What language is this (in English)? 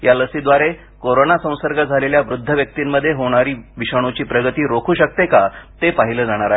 Marathi